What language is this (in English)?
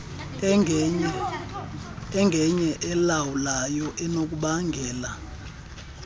Xhosa